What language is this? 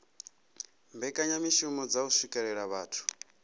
Venda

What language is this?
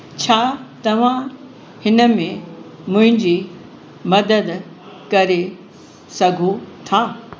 Sindhi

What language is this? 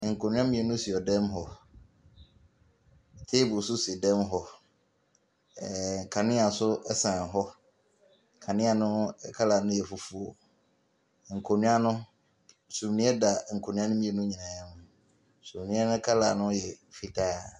Akan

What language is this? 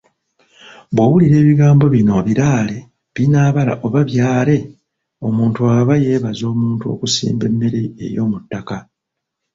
Ganda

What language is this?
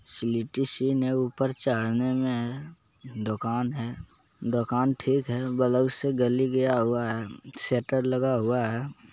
Magahi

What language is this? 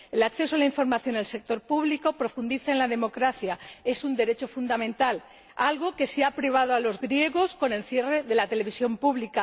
Spanish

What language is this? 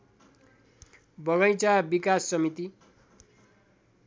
Nepali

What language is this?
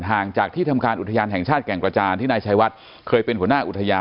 Thai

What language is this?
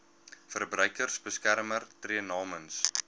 Afrikaans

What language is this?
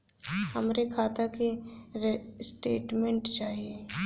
Bhojpuri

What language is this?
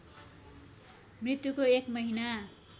Nepali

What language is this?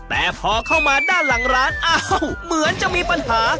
Thai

